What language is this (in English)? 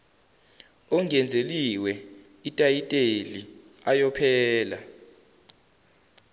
Zulu